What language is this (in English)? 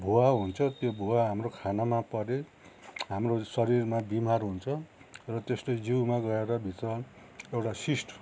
Nepali